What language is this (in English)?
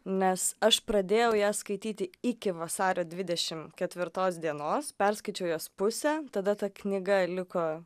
Lithuanian